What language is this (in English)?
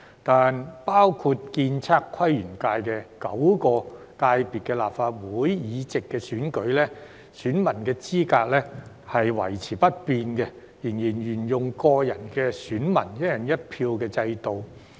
Cantonese